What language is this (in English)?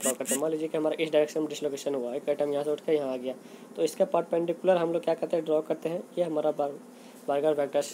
Hindi